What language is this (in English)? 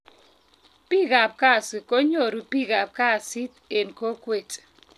Kalenjin